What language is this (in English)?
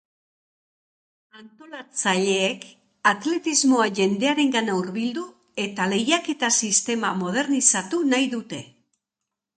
Basque